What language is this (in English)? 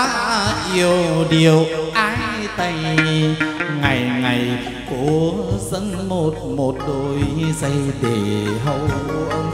Vietnamese